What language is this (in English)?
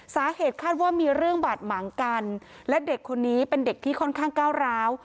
Thai